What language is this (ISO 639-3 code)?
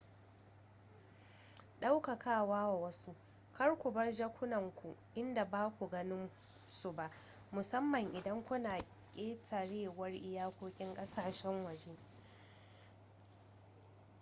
hau